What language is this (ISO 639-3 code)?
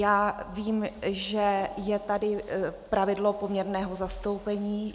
ces